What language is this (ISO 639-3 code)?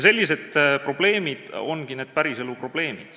est